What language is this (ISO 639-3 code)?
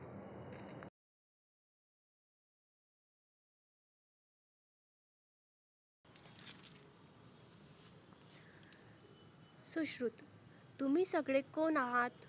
mar